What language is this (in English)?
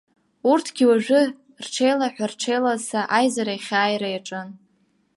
Abkhazian